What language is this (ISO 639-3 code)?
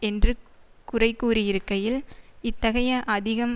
tam